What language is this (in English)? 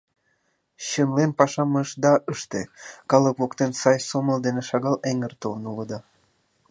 Mari